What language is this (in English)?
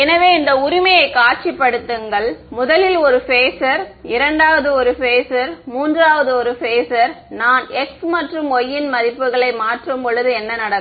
Tamil